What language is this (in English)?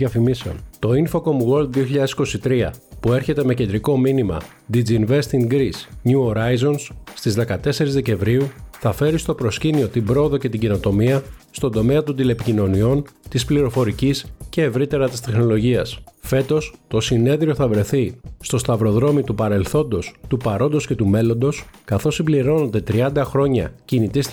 Greek